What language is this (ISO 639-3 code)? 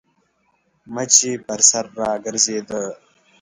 pus